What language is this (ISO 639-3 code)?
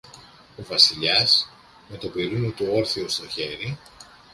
ell